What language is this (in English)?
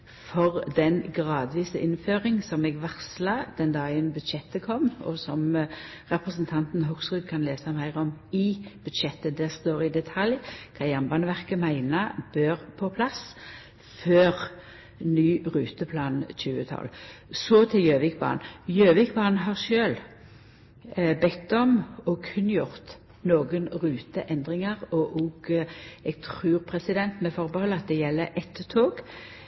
Norwegian Nynorsk